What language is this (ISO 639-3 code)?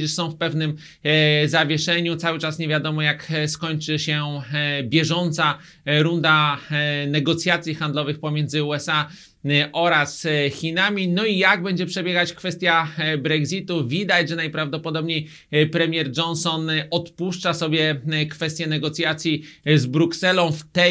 pol